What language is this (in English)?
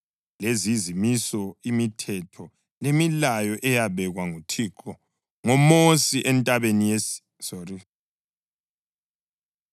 North Ndebele